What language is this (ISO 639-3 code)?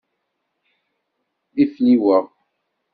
kab